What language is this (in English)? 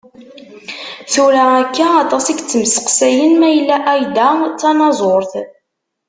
Kabyle